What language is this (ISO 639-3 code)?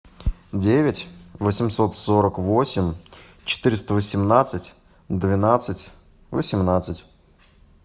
rus